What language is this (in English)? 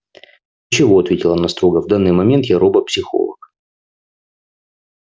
Russian